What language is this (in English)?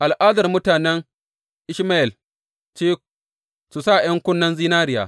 Hausa